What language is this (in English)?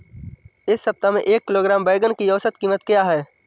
Hindi